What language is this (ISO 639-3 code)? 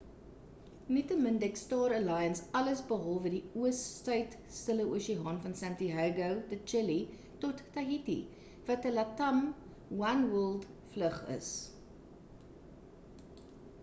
afr